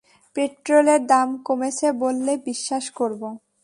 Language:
Bangla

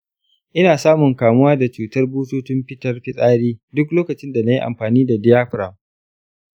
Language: Hausa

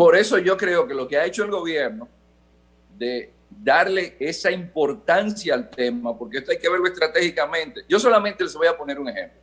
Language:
Spanish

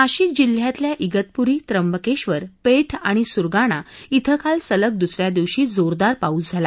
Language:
Marathi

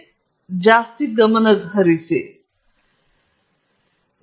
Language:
Kannada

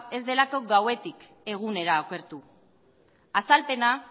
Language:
Basque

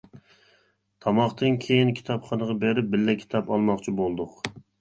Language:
Uyghur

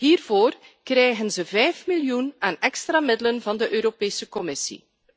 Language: Dutch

